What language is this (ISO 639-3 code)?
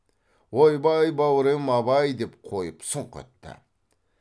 kaz